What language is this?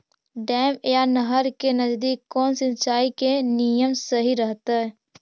Magahi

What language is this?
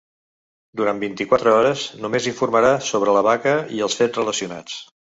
Catalan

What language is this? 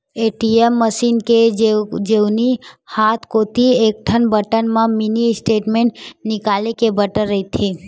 Chhattisgarhi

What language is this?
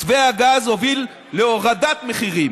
Hebrew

